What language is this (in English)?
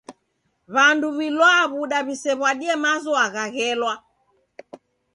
Taita